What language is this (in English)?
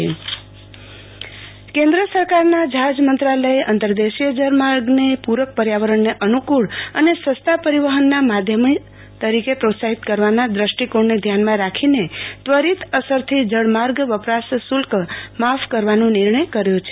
Gujarati